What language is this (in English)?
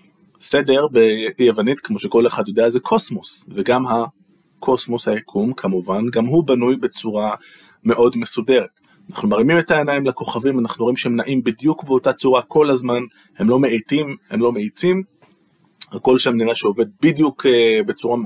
Hebrew